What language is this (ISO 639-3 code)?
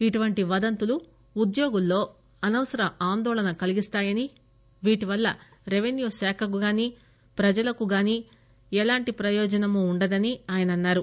tel